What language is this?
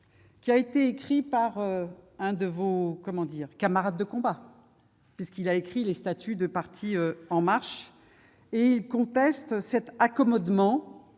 French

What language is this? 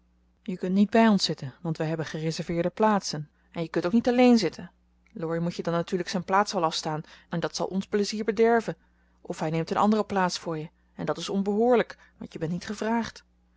Dutch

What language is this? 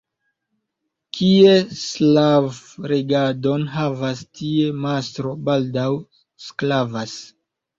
Esperanto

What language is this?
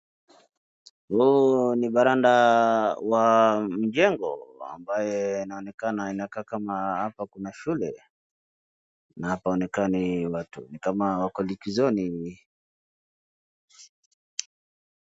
Swahili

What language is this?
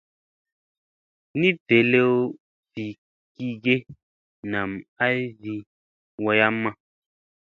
Musey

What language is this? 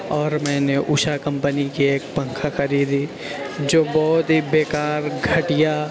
Urdu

